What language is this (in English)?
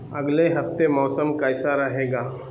Urdu